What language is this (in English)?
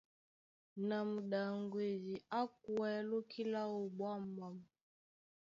Duala